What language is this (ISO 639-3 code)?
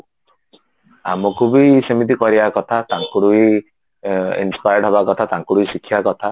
ori